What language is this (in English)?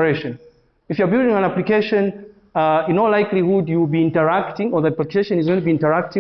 English